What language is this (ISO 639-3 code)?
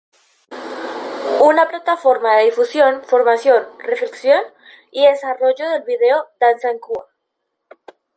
spa